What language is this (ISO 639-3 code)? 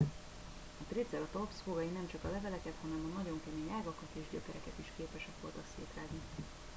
hun